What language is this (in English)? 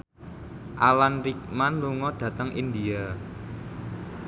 Javanese